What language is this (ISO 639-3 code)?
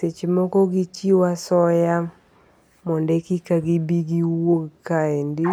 luo